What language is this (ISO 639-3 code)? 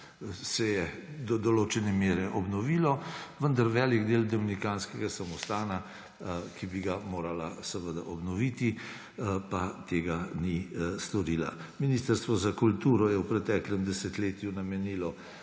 slv